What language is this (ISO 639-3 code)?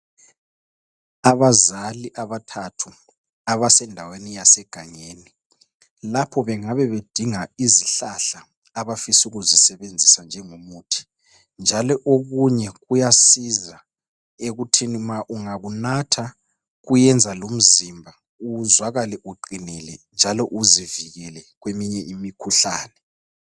nde